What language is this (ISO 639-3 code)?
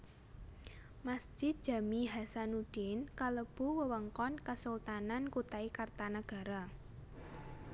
jav